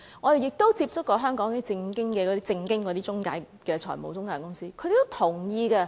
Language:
Cantonese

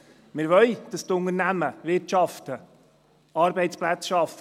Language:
Swiss German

